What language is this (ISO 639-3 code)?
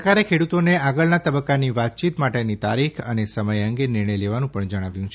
guj